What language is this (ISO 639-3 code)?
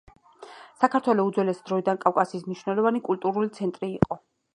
kat